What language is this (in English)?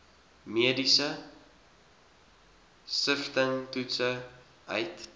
Afrikaans